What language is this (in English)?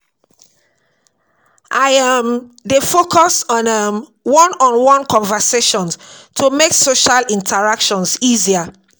Nigerian Pidgin